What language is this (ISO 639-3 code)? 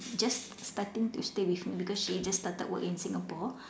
eng